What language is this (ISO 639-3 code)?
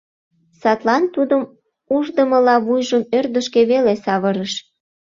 chm